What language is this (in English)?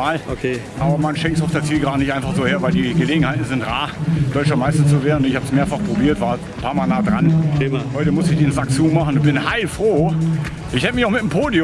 German